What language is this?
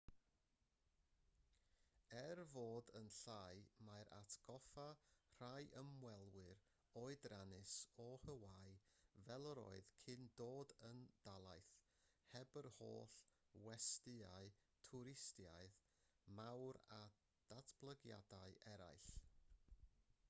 Welsh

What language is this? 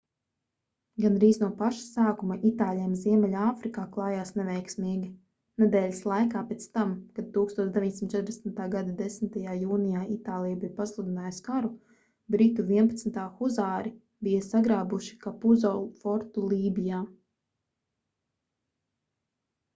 Latvian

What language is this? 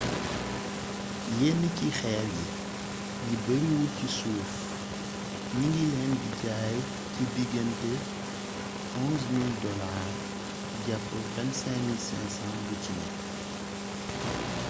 Wolof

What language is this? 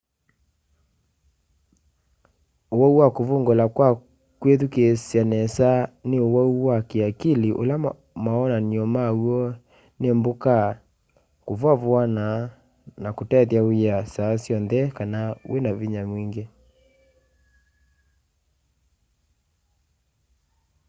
Kamba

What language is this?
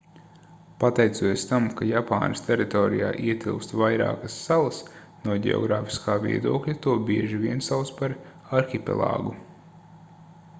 Latvian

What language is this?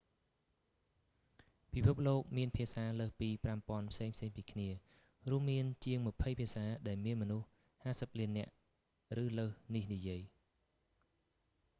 Khmer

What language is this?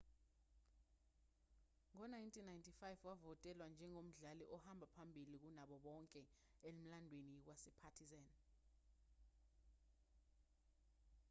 Zulu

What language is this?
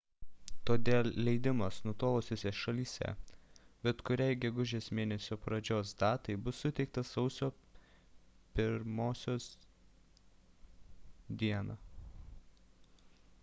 Lithuanian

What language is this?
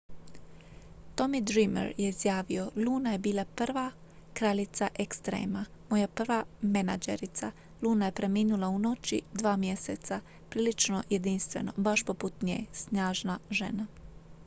Croatian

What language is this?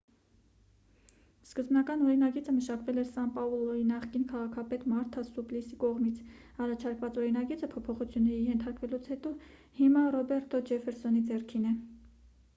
Armenian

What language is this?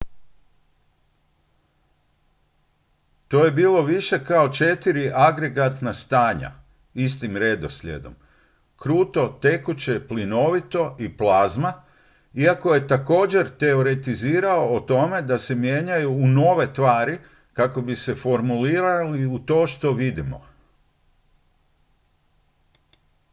Croatian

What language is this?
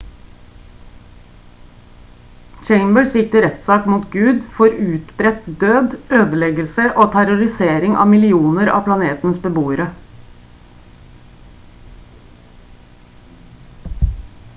Norwegian Bokmål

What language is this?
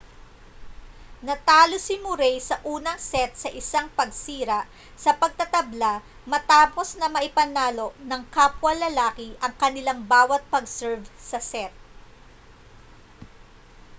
Filipino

